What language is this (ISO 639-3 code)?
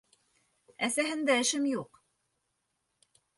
bak